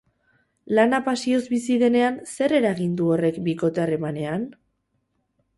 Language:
Basque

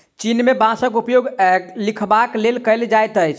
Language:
Maithili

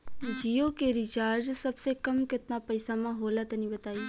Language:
Bhojpuri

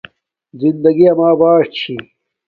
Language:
Domaaki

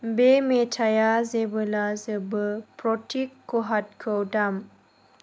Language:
Bodo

